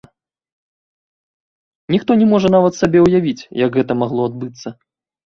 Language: Belarusian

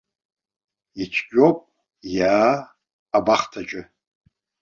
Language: Abkhazian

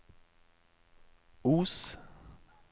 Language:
Norwegian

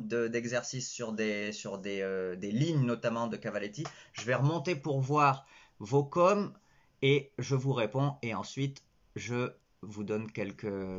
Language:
French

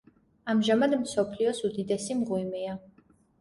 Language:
Georgian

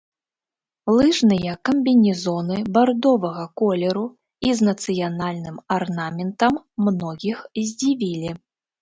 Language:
Belarusian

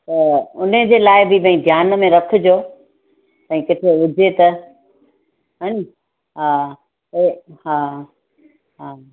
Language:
Sindhi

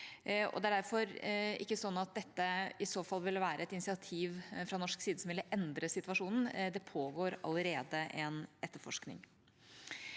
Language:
Norwegian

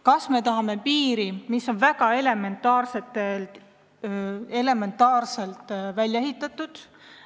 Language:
Estonian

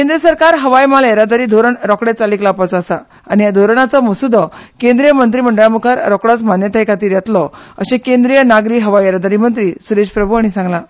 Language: Konkani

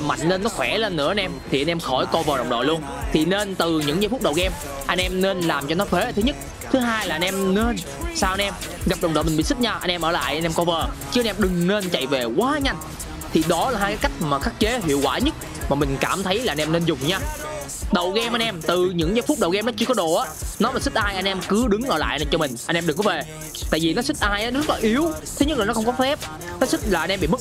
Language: Vietnamese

